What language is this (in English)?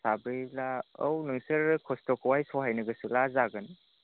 Bodo